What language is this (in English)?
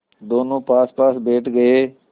Hindi